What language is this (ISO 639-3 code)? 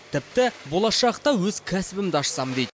kaz